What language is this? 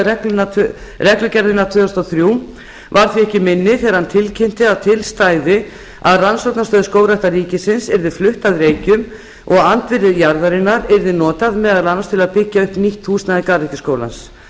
Icelandic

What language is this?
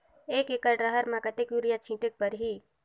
Chhattisgarhi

